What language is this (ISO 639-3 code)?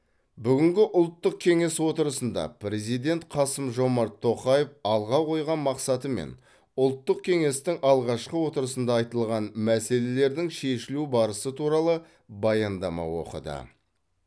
kaz